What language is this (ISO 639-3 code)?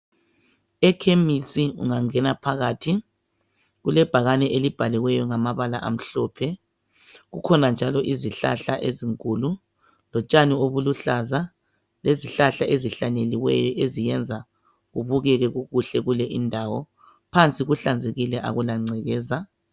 nde